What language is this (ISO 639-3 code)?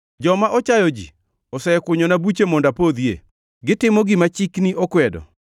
luo